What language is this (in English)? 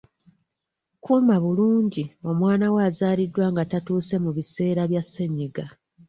Ganda